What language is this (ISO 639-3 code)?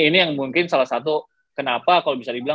ind